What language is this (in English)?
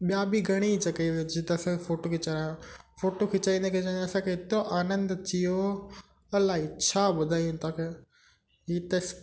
Sindhi